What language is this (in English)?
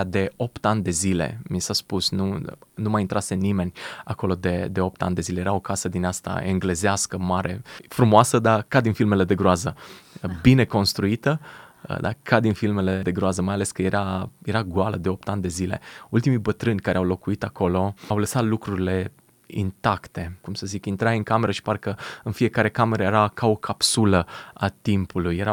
Romanian